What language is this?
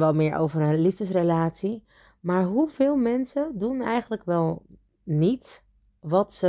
Dutch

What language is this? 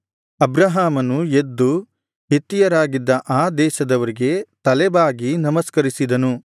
Kannada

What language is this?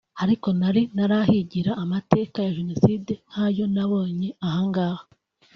Kinyarwanda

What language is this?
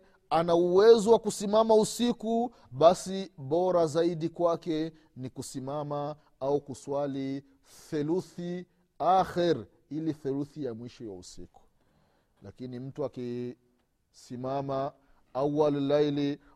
Swahili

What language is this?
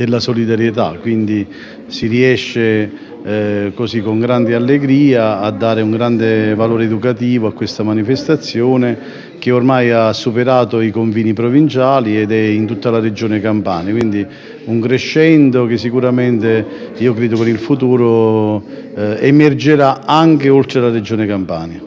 Italian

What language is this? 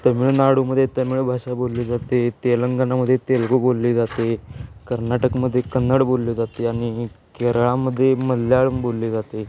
Marathi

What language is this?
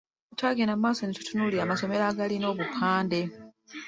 Ganda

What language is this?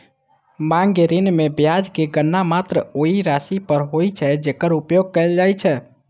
Maithili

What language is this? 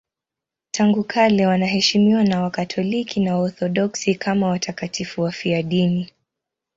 Swahili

